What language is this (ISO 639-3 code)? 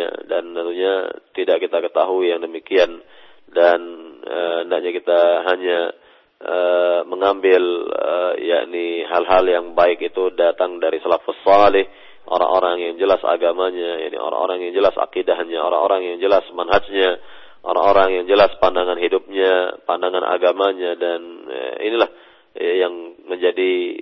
msa